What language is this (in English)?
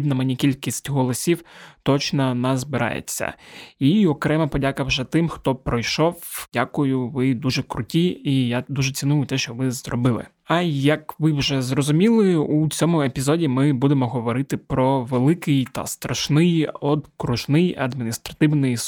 Ukrainian